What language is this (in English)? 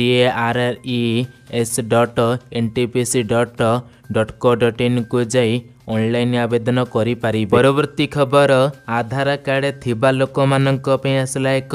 Hindi